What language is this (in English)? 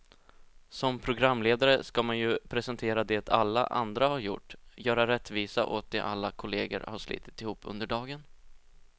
Swedish